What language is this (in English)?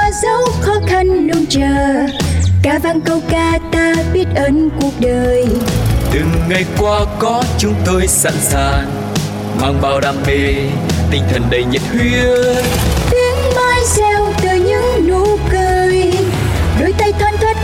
Vietnamese